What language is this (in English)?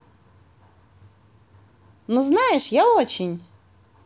Russian